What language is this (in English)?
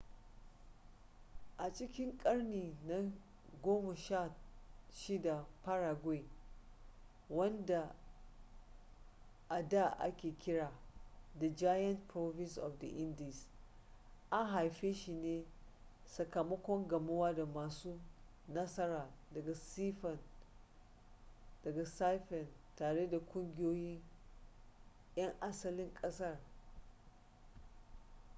Hausa